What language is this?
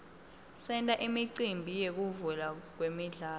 Swati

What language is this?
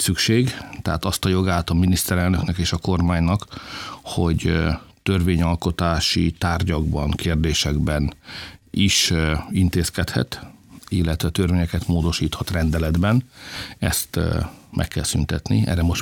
Hungarian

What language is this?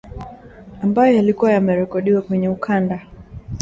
Swahili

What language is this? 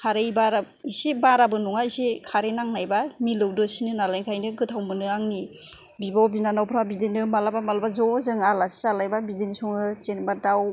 Bodo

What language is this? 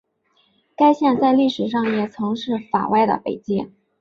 Chinese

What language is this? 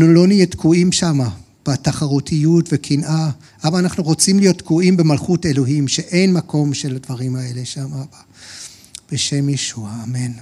Hebrew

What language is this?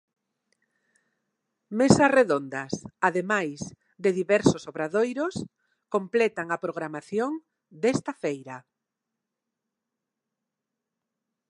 Galician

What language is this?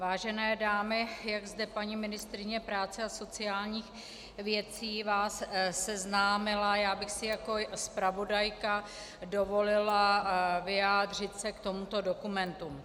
Czech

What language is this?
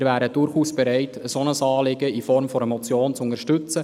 Swiss German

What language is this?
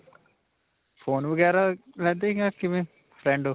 Punjabi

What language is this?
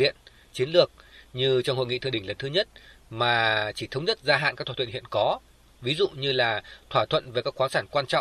Vietnamese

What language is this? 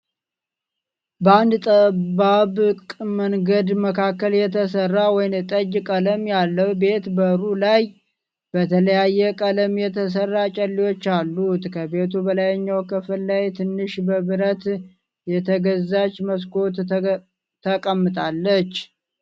Amharic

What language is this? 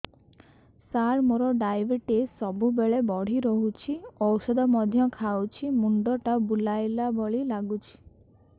Odia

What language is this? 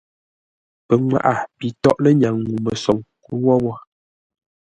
Ngombale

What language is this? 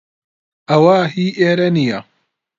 Central Kurdish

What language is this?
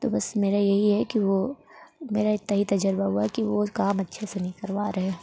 Urdu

